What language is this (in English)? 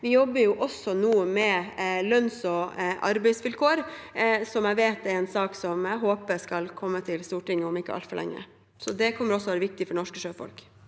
Norwegian